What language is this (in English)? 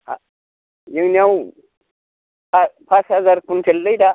Bodo